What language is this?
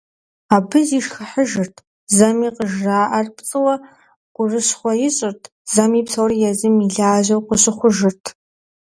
Kabardian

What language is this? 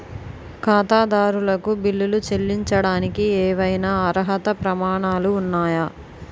Telugu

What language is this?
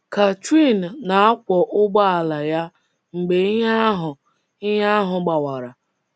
Igbo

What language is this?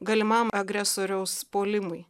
Lithuanian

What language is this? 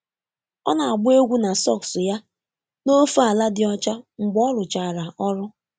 Igbo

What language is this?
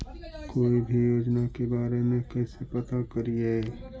Magahi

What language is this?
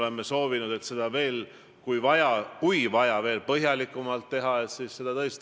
Estonian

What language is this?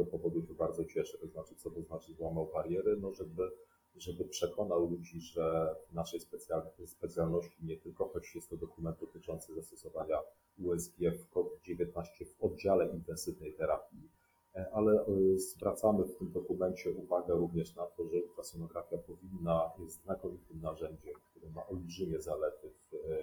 Polish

